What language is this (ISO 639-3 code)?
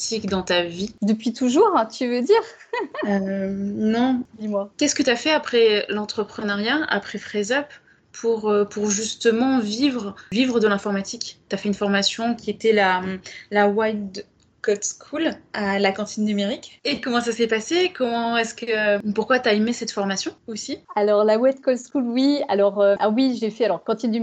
fra